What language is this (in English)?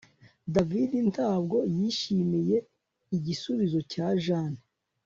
Kinyarwanda